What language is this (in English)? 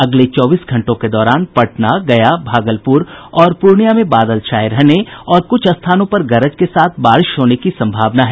Hindi